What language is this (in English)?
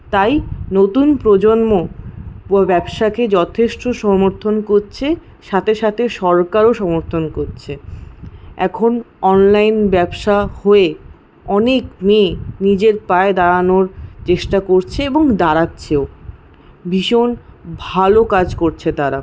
Bangla